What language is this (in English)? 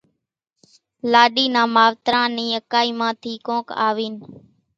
Kachi Koli